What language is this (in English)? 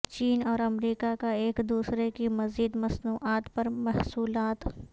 Urdu